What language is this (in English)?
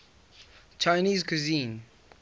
English